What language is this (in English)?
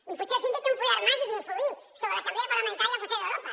Catalan